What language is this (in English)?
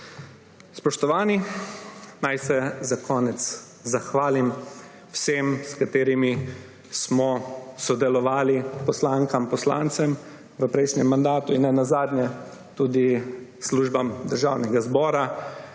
Slovenian